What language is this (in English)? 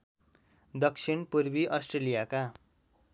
Nepali